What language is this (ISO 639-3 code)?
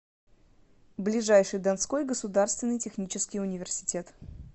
rus